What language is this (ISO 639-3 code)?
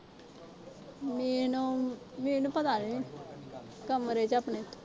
pan